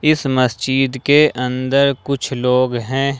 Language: Hindi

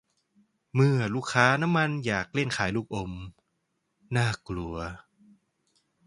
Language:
Thai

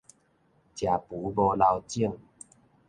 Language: Min Nan Chinese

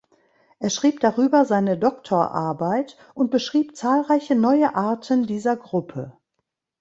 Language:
German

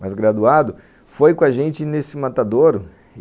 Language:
Portuguese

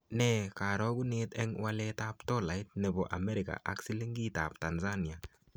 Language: Kalenjin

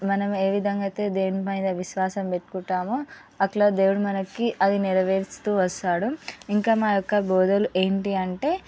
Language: Telugu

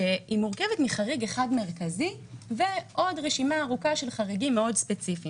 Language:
Hebrew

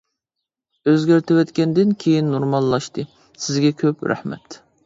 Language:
Uyghur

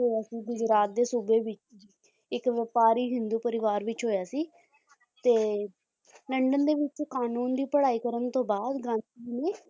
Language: Punjabi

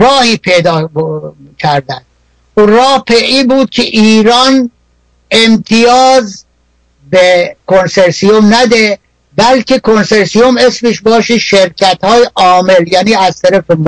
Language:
Persian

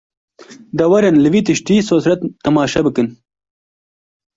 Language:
Kurdish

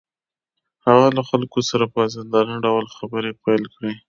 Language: Pashto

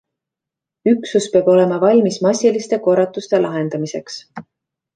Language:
Estonian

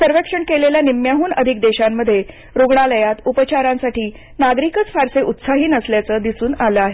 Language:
Marathi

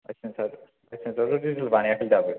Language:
Bodo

